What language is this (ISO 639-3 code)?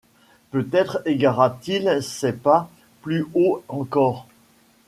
fra